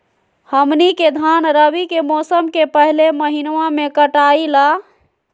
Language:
Magahi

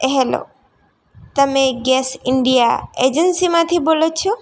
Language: Gujarati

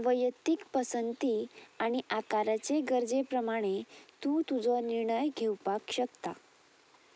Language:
Konkani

